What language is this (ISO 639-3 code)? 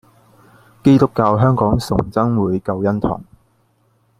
yue